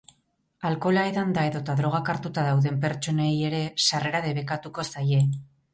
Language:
Basque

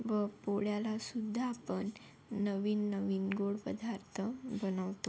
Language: Marathi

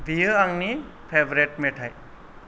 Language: Bodo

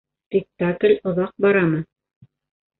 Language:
Bashkir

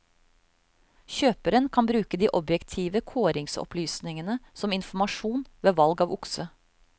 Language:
Norwegian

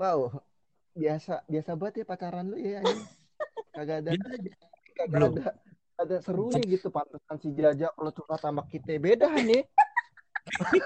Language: Indonesian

